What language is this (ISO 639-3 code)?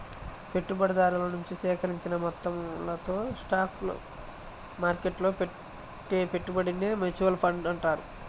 tel